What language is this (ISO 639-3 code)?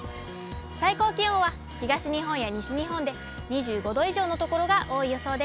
jpn